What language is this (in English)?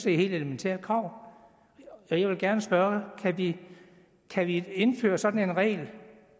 Danish